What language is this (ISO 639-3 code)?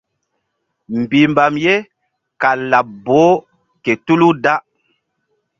mdd